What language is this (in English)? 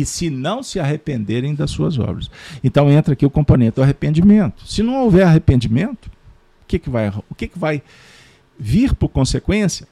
Portuguese